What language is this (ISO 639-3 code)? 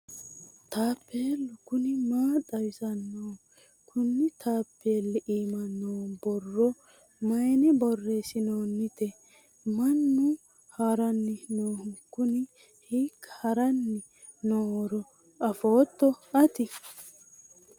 sid